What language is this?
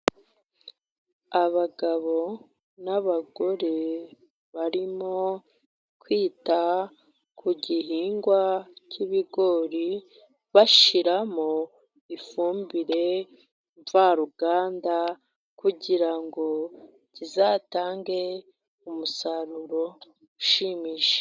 Kinyarwanda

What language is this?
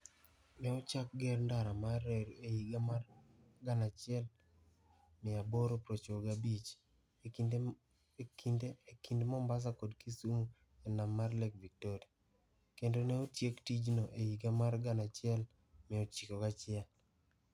Luo (Kenya and Tanzania)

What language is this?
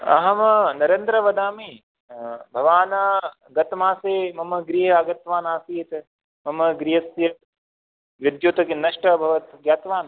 Sanskrit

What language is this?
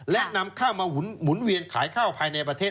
Thai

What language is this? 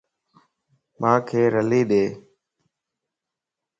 Lasi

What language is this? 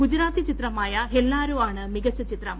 Malayalam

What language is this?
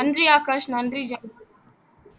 Tamil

